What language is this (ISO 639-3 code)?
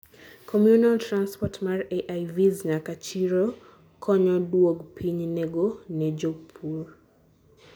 luo